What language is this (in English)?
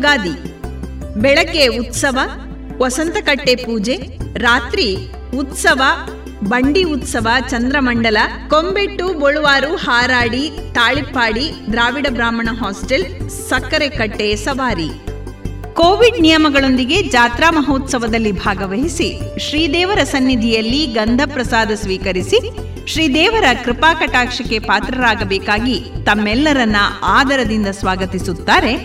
Kannada